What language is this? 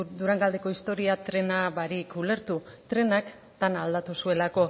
Basque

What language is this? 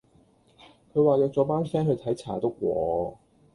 Cantonese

